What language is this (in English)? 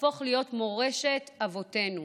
Hebrew